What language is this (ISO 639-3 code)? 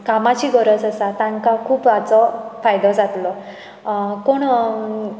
kok